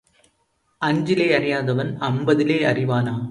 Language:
Tamil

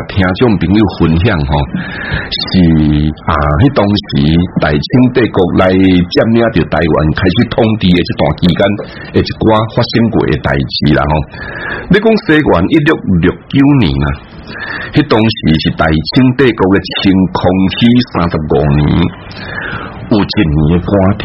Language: Chinese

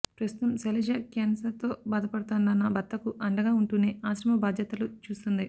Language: Telugu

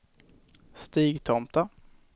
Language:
Swedish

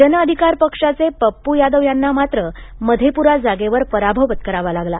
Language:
Marathi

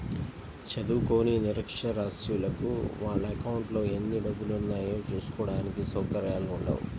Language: Telugu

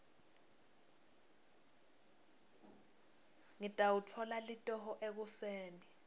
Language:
Swati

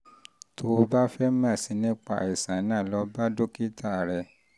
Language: Yoruba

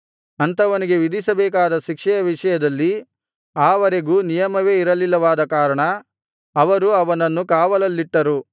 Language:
Kannada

